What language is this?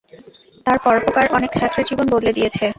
Bangla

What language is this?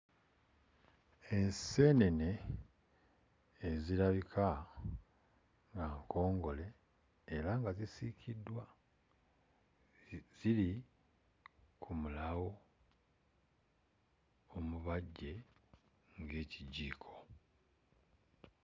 Ganda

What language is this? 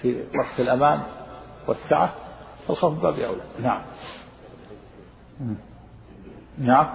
Arabic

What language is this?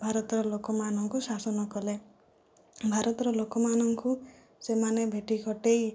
Odia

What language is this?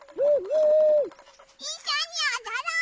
Japanese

